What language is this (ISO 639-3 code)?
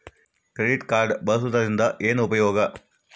kan